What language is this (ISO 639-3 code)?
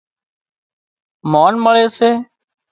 kxp